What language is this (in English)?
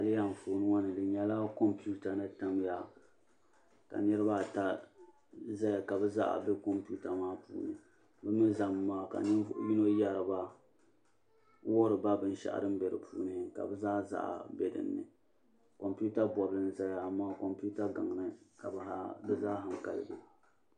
Dagbani